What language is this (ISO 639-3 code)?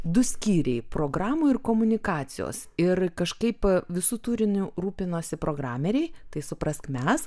lit